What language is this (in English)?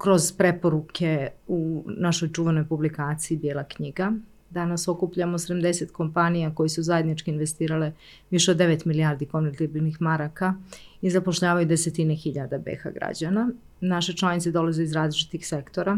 Croatian